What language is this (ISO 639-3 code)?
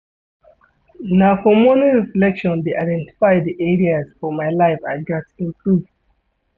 pcm